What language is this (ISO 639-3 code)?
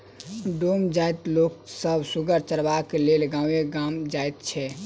mai